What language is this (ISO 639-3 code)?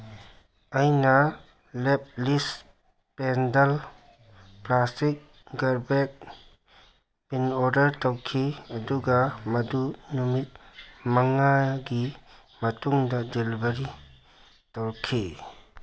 mni